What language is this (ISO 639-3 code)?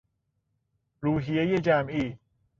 fas